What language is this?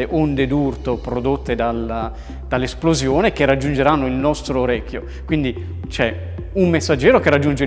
Italian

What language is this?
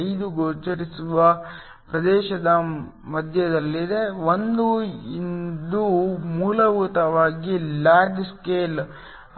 Kannada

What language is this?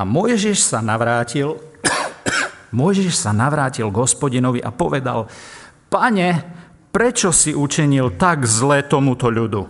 Slovak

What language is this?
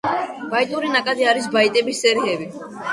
Georgian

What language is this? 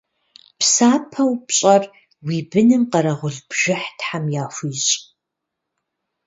Kabardian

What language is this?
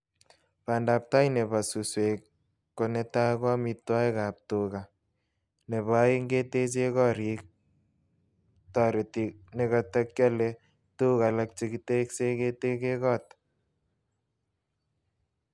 Kalenjin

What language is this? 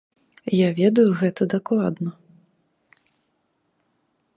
Belarusian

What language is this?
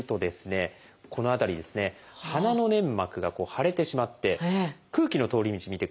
Japanese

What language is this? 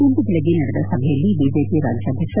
Kannada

